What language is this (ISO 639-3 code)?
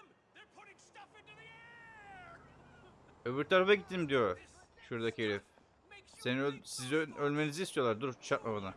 tur